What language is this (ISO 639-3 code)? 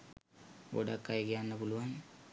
sin